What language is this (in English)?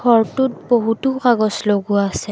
Assamese